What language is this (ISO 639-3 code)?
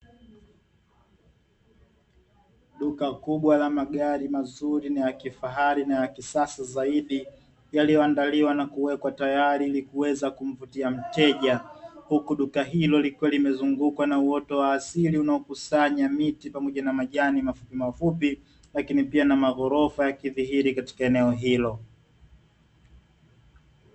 swa